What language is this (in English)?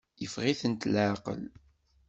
Kabyle